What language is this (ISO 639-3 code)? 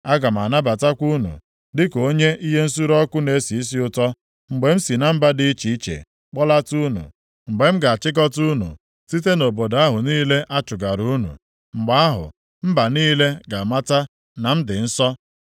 ibo